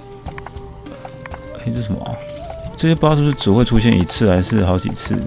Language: Chinese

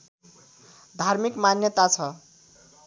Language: Nepali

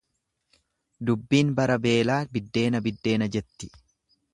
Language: Oromo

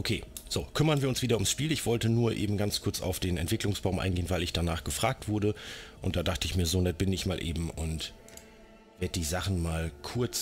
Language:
German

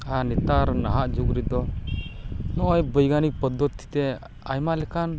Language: Santali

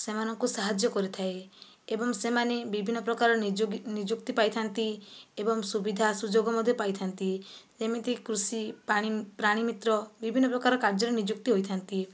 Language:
Odia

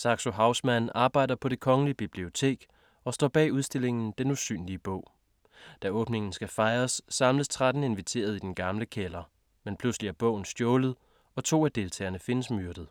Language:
Danish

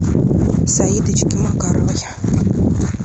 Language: Russian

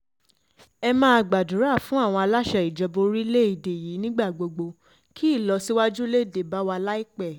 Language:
Yoruba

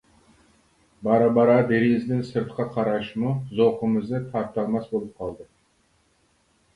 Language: Uyghur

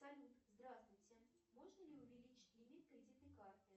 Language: Russian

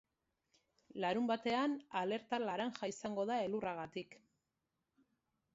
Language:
Basque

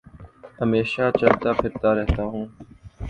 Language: Urdu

